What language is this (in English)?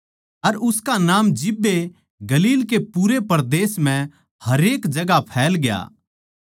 Haryanvi